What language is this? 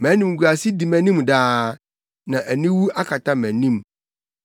Akan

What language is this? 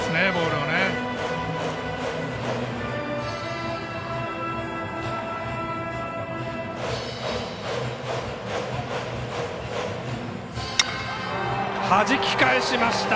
Japanese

